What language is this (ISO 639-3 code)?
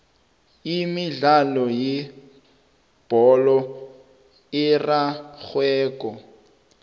nbl